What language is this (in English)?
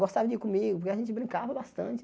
Portuguese